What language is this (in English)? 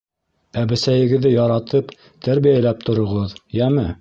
Bashkir